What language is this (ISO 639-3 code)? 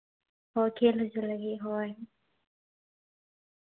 sat